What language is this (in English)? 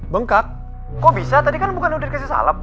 Indonesian